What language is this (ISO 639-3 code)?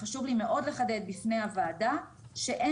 heb